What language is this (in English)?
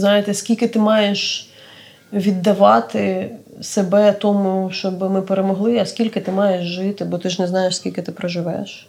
Ukrainian